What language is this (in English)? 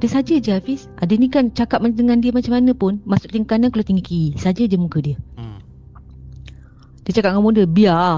Malay